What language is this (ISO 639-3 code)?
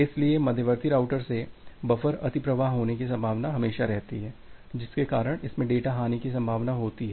hin